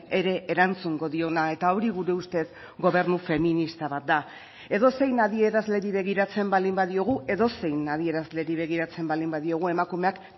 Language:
Basque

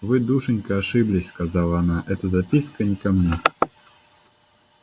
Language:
Russian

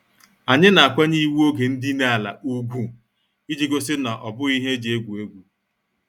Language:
Igbo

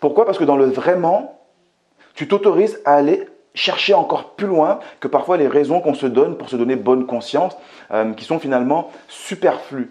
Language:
French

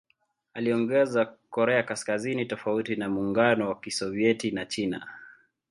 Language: Swahili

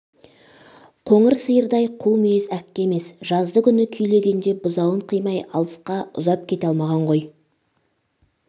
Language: Kazakh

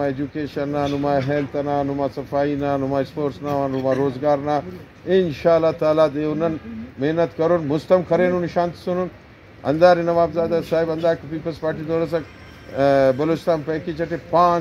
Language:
Romanian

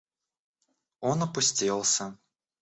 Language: Russian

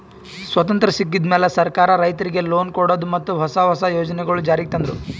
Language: Kannada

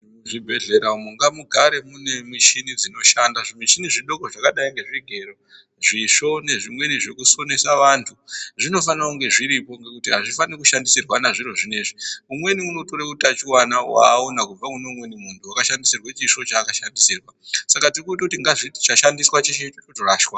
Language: Ndau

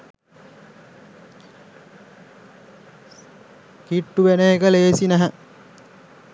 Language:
Sinhala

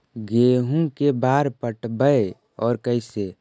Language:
Magahi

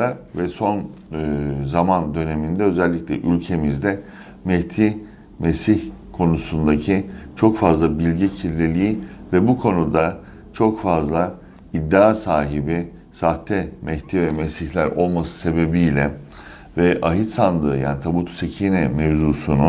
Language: Turkish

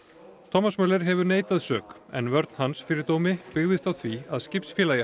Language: Icelandic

